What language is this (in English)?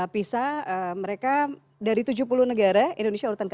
Indonesian